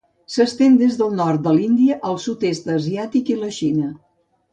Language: Catalan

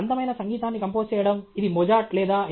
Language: Telugu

